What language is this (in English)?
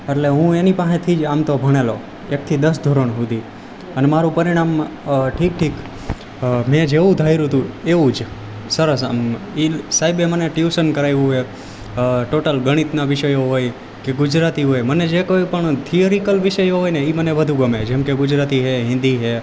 Gujarati